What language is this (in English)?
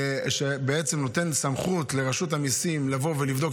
Hebrew